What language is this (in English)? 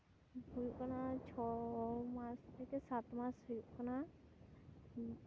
Santali